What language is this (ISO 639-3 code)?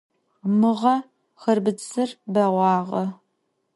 ady